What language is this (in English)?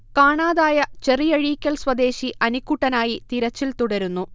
Malayalam